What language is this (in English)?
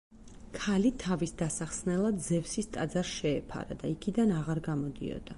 Georgian